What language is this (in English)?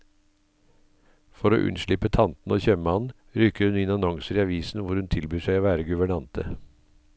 Norwegian